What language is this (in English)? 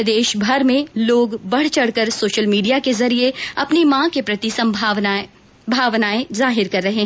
Hindi